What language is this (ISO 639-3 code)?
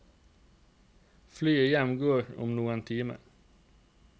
nor